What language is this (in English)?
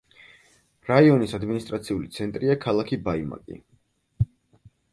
Georgian